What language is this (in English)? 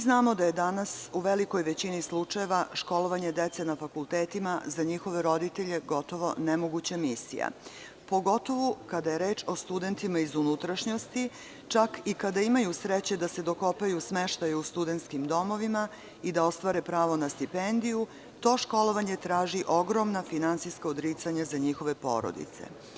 Serbian